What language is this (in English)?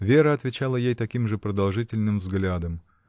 Russian